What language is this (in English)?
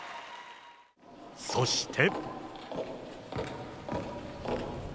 Japanese